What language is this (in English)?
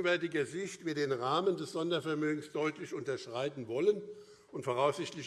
German